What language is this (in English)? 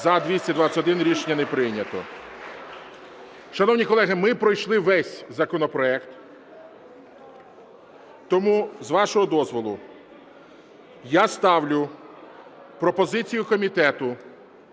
Ukrainian